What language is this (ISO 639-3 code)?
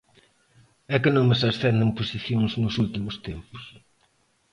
glg